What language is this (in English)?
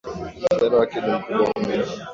Swahili